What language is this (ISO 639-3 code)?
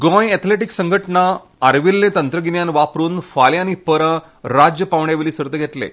kok